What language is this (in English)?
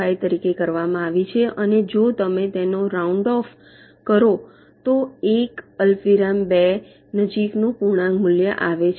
Gujarati